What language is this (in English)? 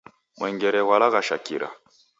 Taita